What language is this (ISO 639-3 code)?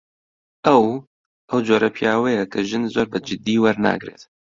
ckb